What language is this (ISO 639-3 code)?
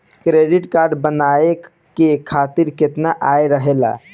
bho